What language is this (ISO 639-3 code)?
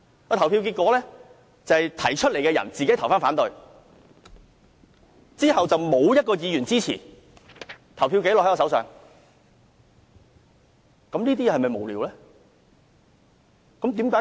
yue